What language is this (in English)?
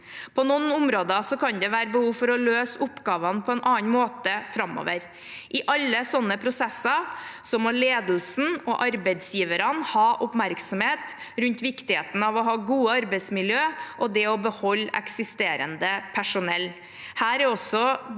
Norwegian